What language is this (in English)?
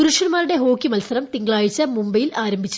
Malayalam